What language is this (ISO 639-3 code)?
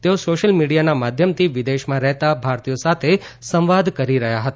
guj